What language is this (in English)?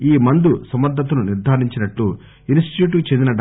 Telugu